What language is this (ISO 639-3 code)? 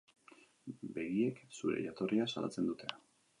eus